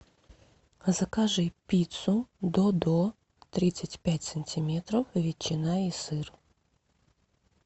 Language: Russian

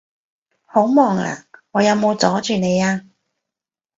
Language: Cantonese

